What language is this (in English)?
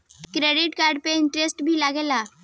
Bhojpuri